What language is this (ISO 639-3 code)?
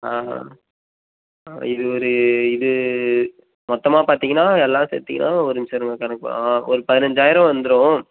tam